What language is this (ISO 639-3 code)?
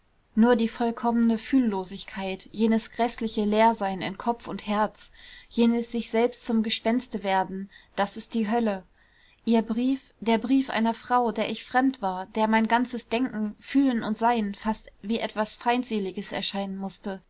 deu